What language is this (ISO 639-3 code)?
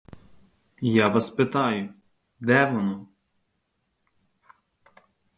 ukr